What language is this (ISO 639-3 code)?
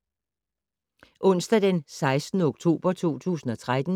dan